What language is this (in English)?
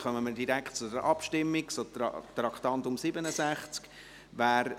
Swiss German